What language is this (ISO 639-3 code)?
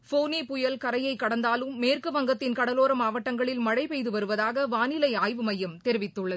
tam